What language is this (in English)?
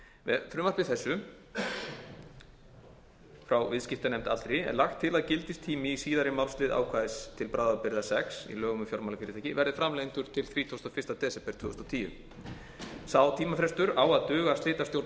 Icelandic